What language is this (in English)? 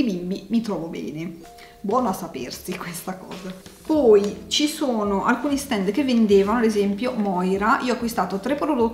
Italian